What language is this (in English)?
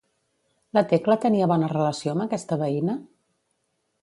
Catalan